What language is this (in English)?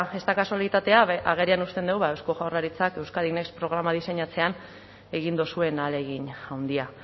Basque